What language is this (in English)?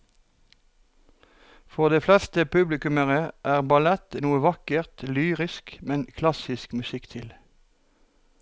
Norwegian